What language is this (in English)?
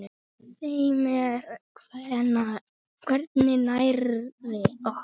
Icelandic